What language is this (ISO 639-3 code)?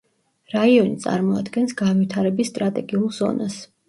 kat